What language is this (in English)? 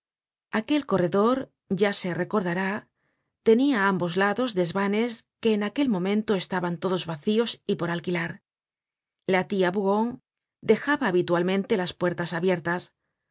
Spanish